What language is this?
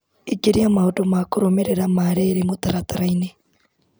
Kikuyu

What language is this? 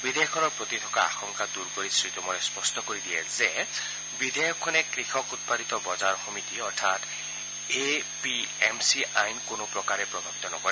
Assamese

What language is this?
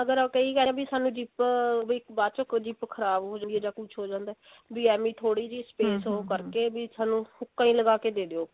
Punjabi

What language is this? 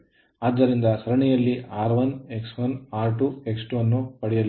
Kannada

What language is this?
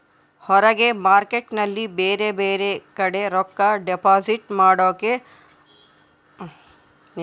Kannada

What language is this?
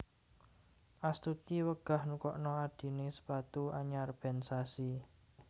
Javanese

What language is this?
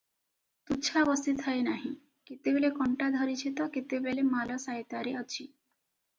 Odia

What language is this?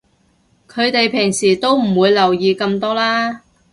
Cantonese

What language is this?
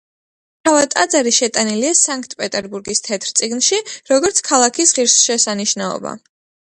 Georgian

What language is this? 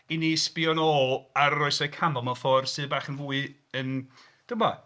Welsh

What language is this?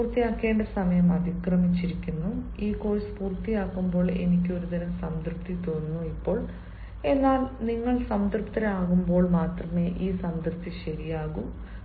Malayalam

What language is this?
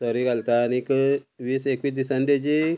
Konkani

